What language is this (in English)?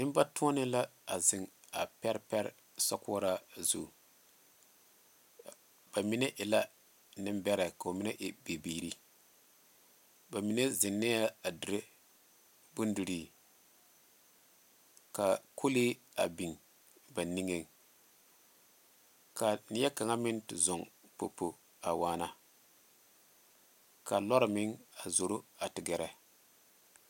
Southern Dagaare